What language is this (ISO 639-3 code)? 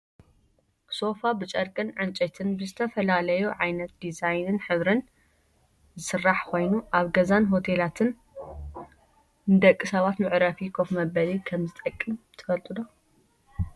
tir